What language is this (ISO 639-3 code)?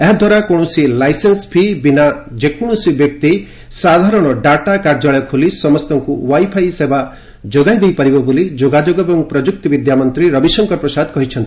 ori